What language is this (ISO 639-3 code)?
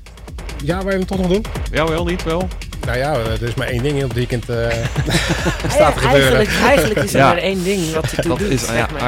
nld